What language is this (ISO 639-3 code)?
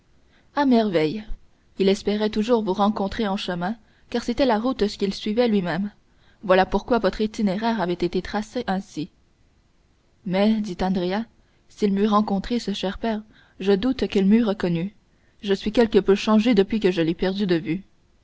fra